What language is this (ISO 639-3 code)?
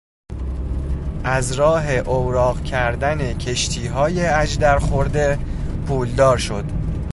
fas